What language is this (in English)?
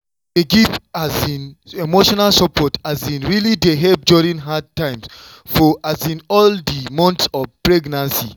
Nigerian Pidgin